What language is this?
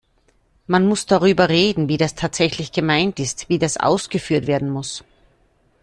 German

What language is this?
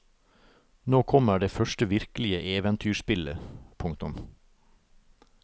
Norwegian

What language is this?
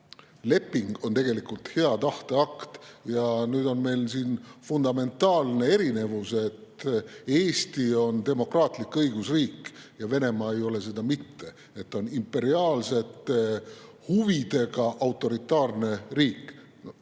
Estonian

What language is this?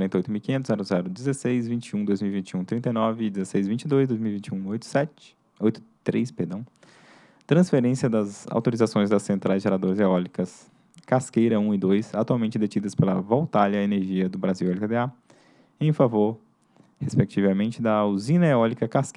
Portuguese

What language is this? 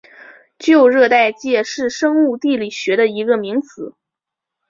Chinese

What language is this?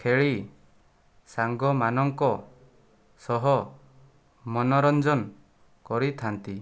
Odia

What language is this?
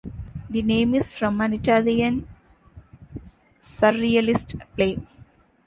English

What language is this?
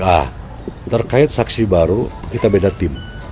Indonesian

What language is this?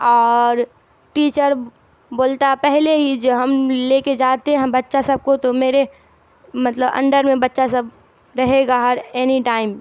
Urdu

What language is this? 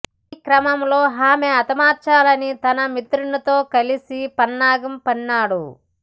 Telugu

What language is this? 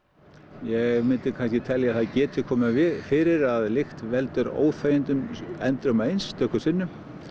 Icelandic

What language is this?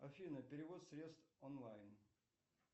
Russian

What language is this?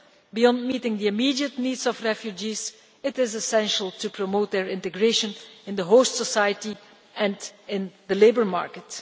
English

